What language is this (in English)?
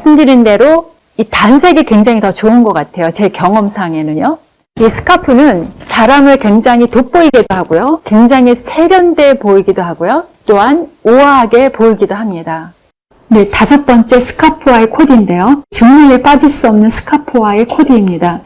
Korean